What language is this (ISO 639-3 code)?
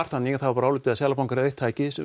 isl